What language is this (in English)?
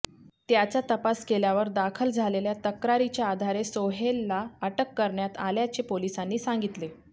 Marathi